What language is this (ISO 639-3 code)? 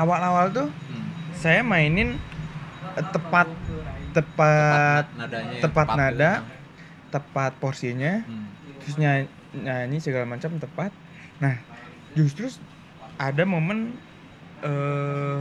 ind